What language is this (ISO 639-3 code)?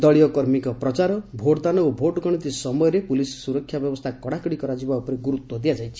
ori